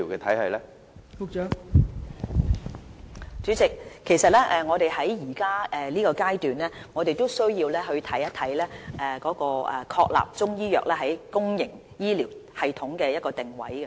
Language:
Cantonese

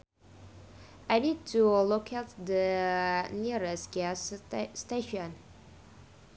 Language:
Sundanese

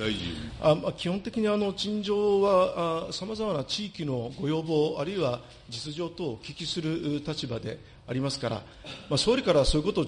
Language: Japanese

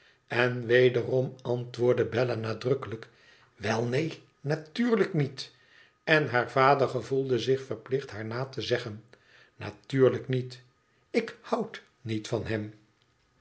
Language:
Dutch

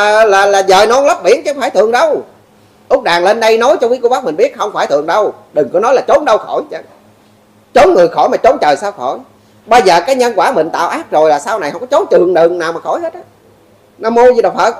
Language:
Vietnamese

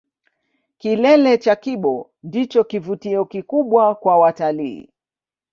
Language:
Swahili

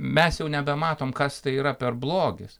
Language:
Lithuanian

